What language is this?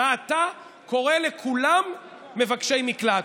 Hebrew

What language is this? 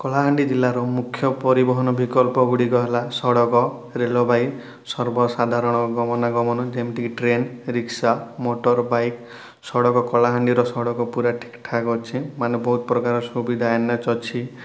Odia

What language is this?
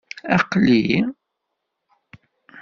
Kabyle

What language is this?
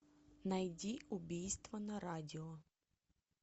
Russian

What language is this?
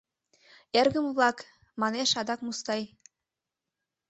Mari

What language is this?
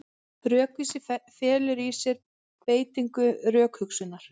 Icelandic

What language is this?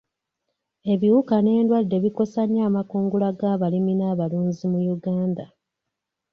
Ganda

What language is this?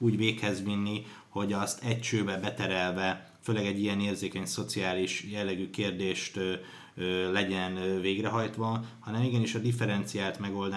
Hungarian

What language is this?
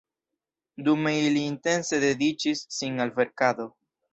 Esperanto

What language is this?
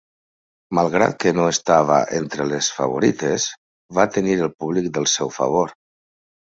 Catalan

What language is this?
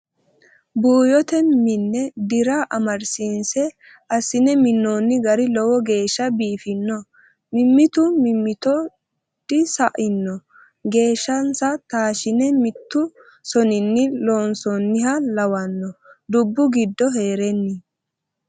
Sidamo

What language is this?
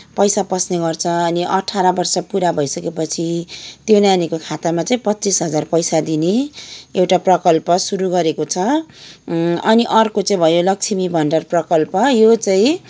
Nepali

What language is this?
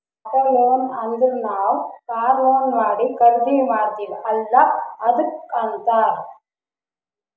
Kannada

